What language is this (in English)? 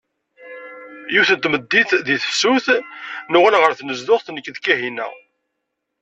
Kabyle